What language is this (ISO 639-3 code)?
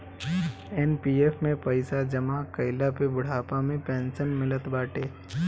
bho